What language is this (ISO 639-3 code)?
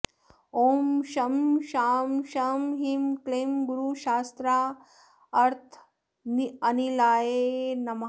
san